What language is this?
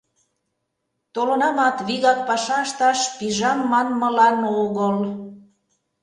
Mari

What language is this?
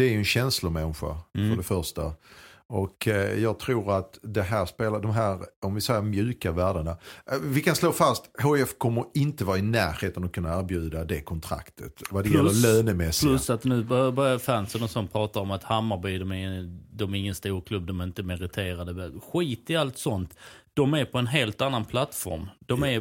Swedish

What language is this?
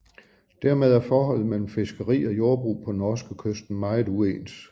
Danish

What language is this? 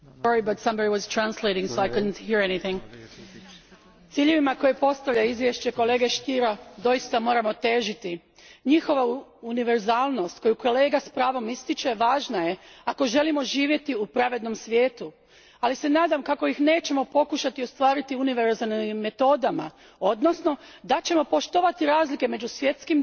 Croatian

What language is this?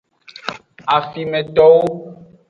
Aja (Benin)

